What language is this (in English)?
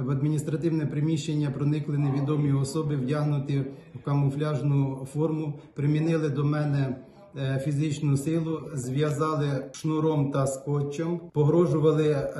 Ukrainian